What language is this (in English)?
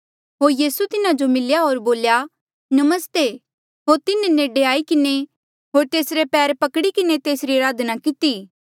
Mandeali